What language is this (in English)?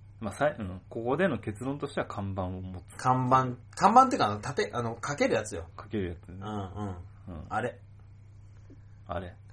Japanese